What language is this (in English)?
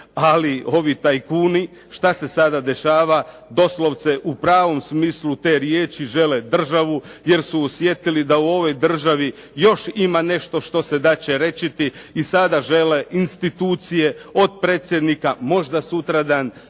Croatian